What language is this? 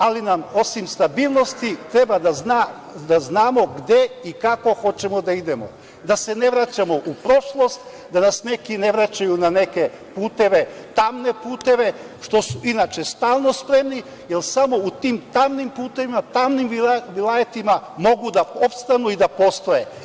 Serbian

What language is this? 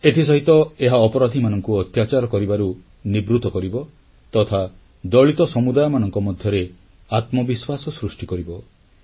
Odia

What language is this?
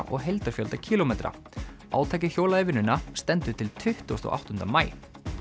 Icelandic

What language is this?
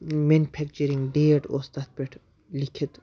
Kashmiri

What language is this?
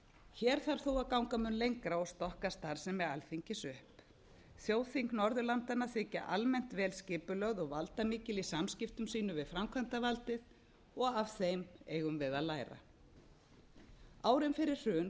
Icelandic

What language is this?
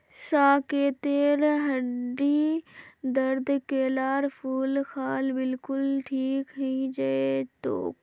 Magahi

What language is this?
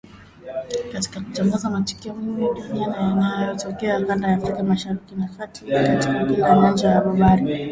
Swahili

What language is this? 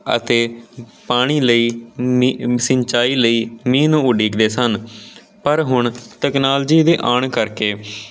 Punjabi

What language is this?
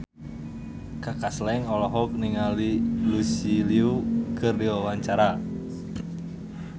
Sundanese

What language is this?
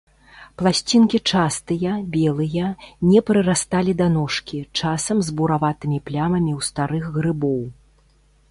Belarusian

